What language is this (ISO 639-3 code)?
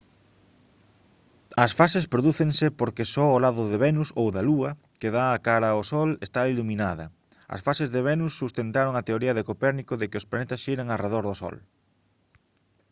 glg